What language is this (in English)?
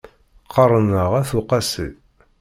Kabyle